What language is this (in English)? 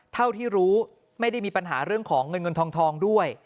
Thai